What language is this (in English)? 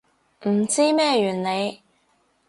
Cantonese